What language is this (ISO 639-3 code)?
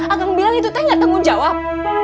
ind